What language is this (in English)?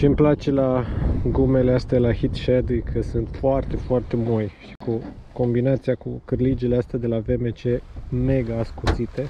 Romanian